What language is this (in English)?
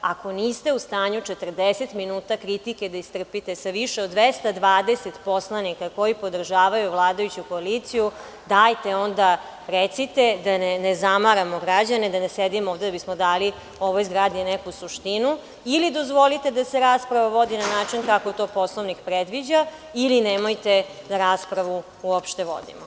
Serbian